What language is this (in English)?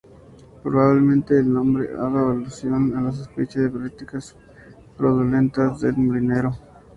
Spanish